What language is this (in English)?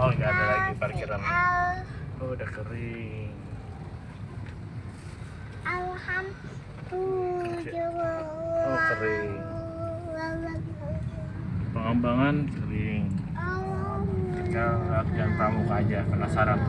Indonesian